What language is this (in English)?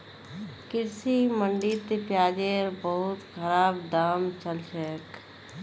Magahi